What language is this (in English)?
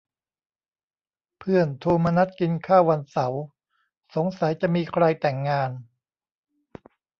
Thai